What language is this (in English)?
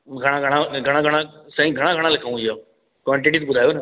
Sindhi